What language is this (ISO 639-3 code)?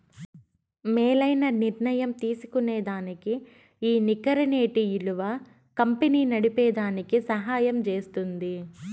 tel